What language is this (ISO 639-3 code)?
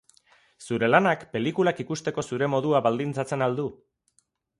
eus